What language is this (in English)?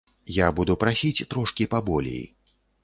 Belarusian